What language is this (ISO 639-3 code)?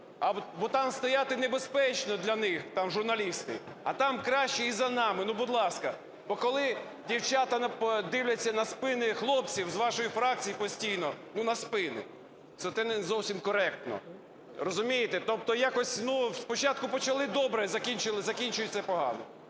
ukr